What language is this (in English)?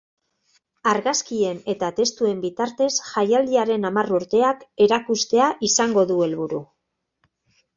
Basque